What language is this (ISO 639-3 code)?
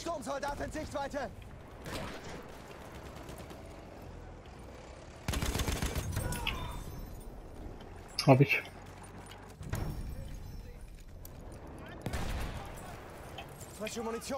deu